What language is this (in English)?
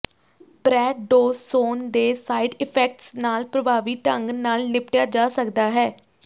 Punjabi